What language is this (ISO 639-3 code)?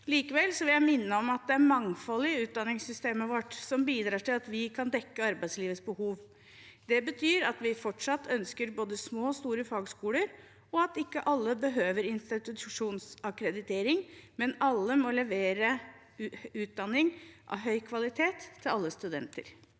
nor